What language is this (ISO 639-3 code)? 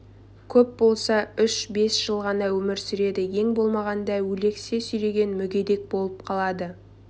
kaz